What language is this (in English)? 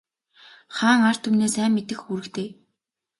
Mongolian